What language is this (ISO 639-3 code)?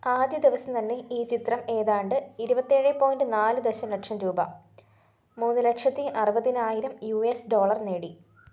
mal